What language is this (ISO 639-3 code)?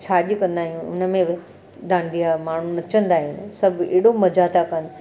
snd